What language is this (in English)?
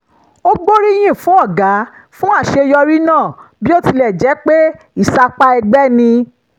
Yoruba